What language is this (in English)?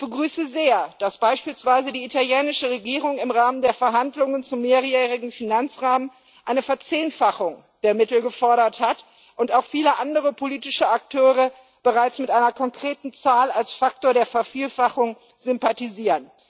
German